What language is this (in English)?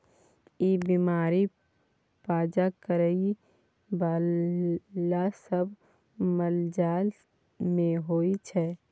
Maithili